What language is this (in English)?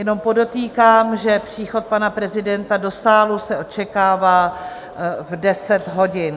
Czech